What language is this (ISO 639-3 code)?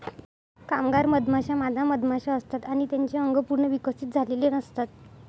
mar